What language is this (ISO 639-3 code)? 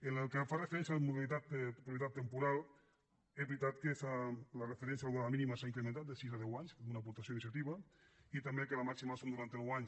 cat